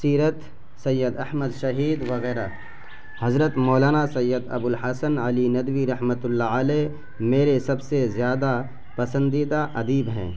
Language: Urdu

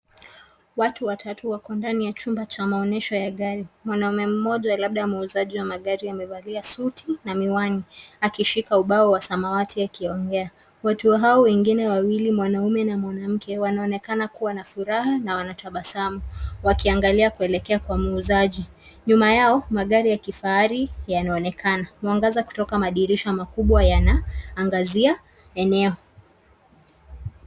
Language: Swahili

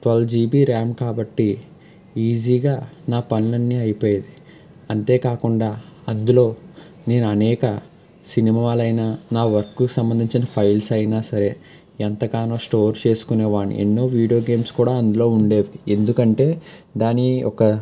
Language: Telugu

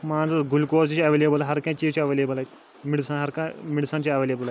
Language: Kashmiri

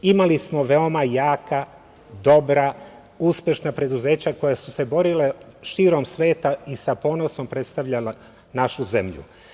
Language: Serbian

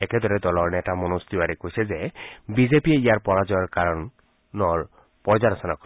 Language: Assamese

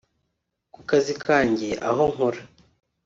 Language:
Kinyarwanda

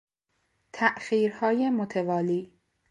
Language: Persian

